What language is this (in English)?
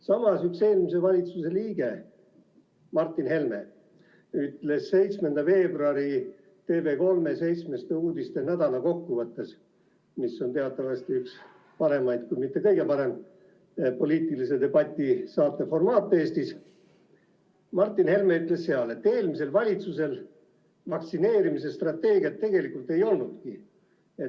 Estonian